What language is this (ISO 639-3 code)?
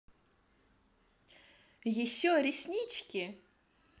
rus